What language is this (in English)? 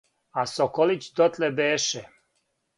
Serbian